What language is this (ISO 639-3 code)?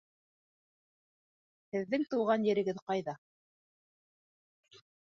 bak